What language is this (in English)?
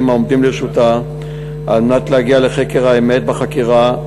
Hebrew